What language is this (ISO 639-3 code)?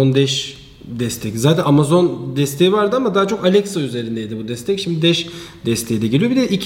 tur